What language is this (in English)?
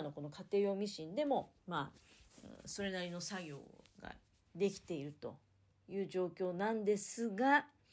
Japanese